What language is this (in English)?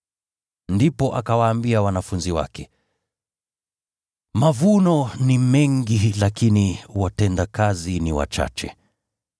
Swahili